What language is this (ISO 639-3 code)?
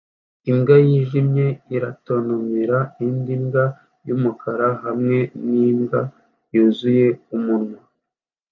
kin